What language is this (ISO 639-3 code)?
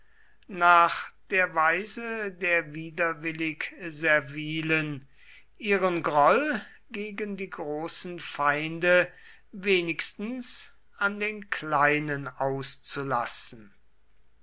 deu